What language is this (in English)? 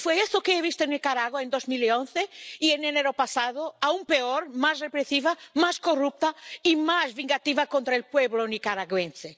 Spanish